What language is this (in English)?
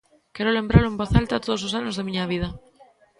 Galician